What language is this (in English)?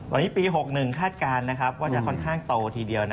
Thai